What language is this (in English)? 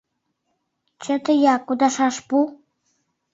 Mari